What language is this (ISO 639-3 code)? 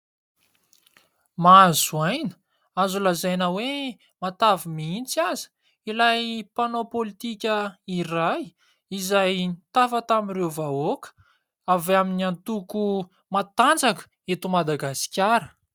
mlg